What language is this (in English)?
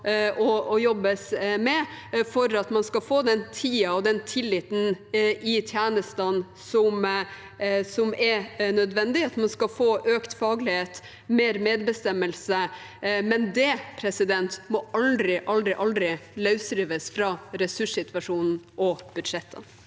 Norwegian